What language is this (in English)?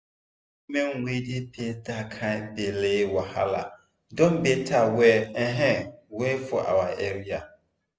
Nigerian Pidgin